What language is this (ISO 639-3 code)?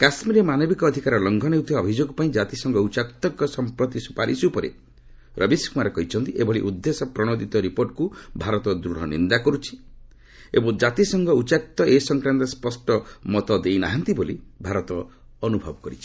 ori